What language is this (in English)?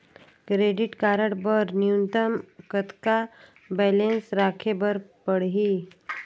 Chhattisgarhi